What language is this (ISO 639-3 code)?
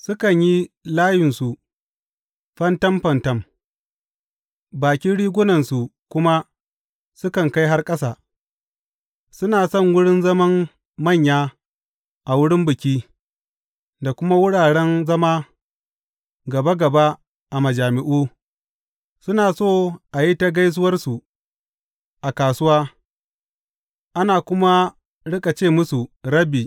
hau